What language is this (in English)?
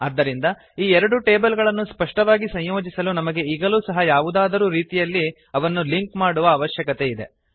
Kannada